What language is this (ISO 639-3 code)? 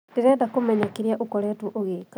kik